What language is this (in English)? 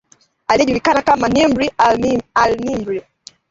Swahili